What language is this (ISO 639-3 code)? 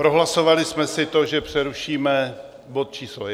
ces